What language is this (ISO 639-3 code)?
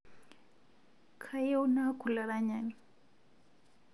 mas